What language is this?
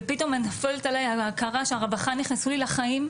Hebrew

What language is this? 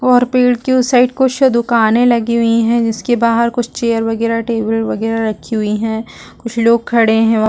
Hindi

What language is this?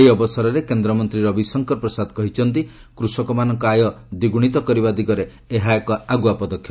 Odia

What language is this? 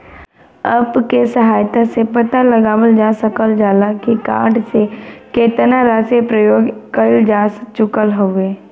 Bhojpuri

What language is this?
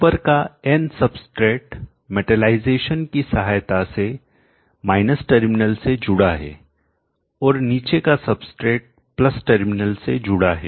Hindi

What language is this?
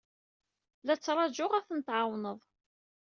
Kabyle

